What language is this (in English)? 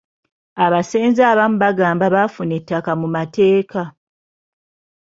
Ganda